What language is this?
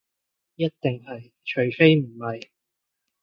Cantonese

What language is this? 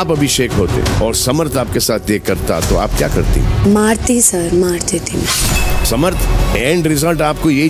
Hindi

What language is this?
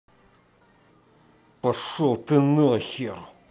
Russian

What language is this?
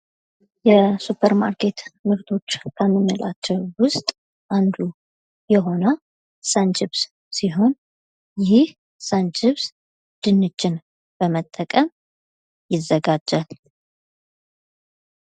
Amharic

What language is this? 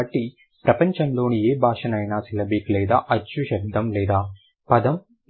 Telugu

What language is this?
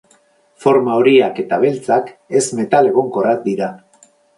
Basque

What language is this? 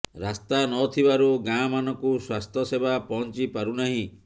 Odia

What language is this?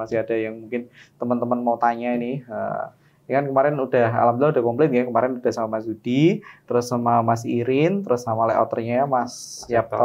Indonesian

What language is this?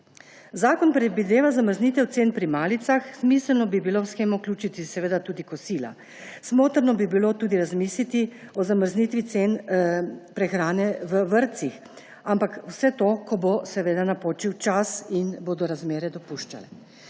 Slovenian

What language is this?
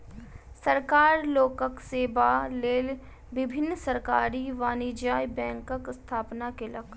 Maithili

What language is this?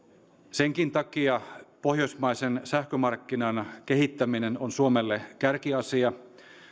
Finnish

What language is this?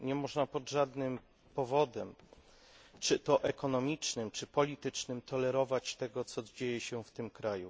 Polish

